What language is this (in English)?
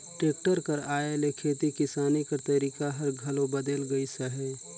Chhattisgarhi